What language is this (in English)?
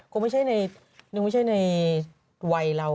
Thai